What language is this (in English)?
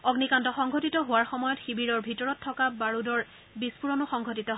Assamese